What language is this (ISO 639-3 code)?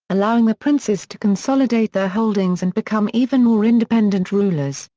eng